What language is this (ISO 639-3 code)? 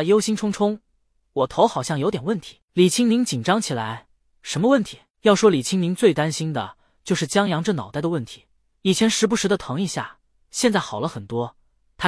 zho